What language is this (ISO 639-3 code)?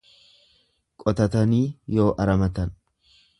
orm